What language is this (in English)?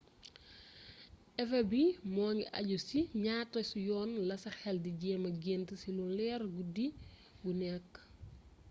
Wolof